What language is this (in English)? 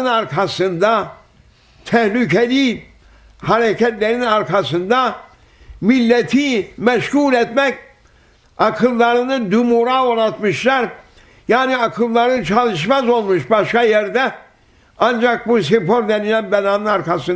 Turkish